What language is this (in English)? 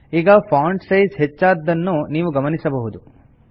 Kannada